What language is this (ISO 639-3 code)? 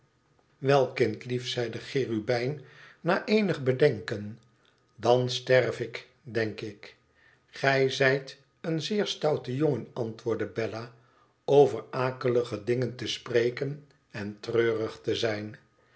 nld